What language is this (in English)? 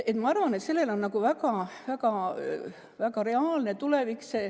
Estonian